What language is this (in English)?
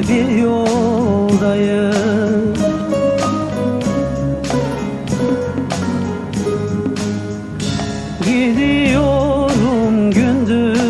Turkish